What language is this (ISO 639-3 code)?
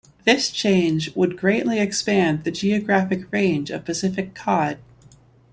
eng